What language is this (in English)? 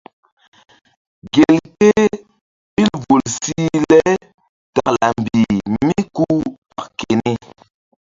Mbum